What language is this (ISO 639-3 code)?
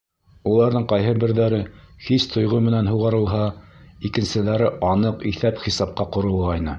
bak